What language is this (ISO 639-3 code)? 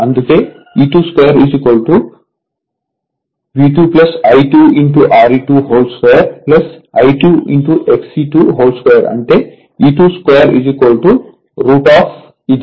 tel